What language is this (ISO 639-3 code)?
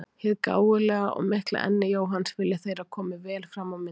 isl